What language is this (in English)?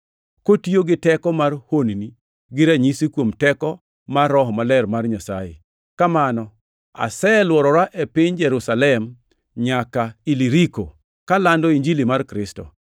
Luo (Kenya and Tanzania)